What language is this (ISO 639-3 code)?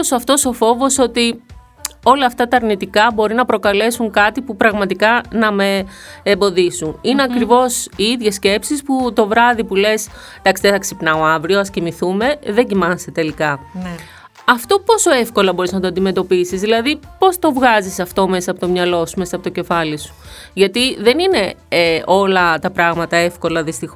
ell